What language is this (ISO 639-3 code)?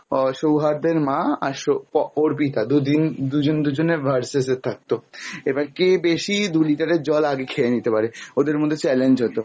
ben